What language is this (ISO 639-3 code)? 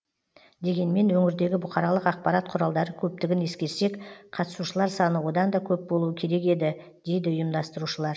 kaz